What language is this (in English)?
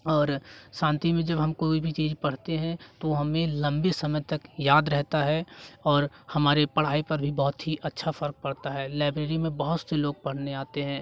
Hindi